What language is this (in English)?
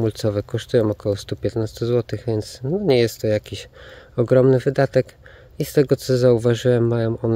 Polish